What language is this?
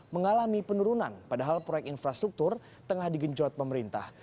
Indonesian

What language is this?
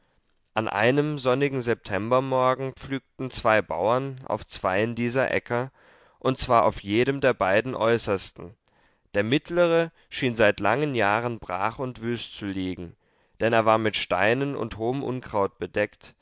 German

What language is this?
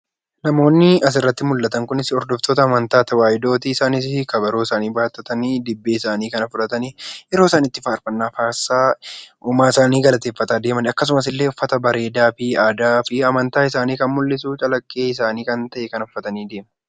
Oromo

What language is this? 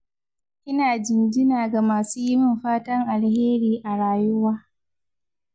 Hausa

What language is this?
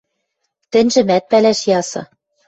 Western Mari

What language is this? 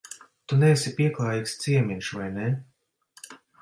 Latvian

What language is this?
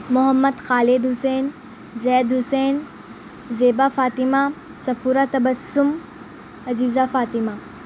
Urdu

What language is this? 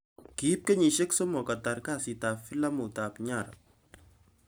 Kalenjin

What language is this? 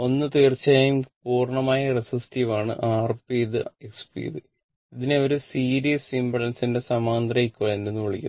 Malayalam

